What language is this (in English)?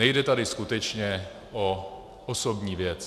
Czech